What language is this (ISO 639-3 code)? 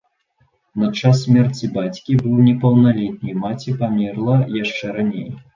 bel